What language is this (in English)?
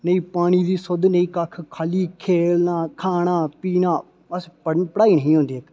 Dogri